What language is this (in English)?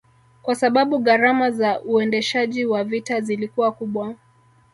Swahili